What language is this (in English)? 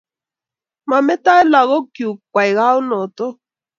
Kalenjin